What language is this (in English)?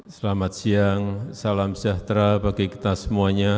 Indonesian